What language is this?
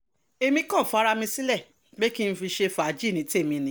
Yoruba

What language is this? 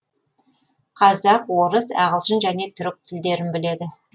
Kazakh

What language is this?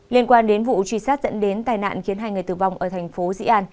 Vietnamese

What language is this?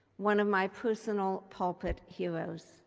English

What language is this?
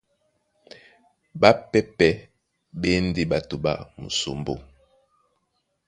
Duala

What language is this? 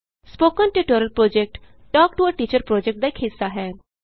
Punjabi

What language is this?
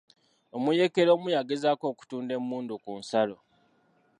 Ganda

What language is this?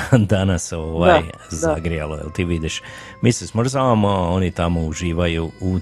Croatian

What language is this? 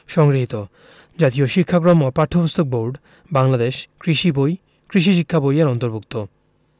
Bangla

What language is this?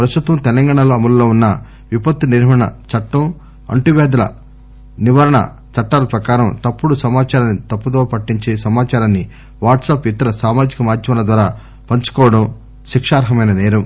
Telugu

